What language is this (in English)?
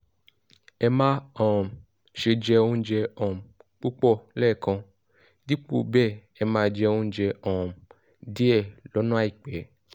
Yoruba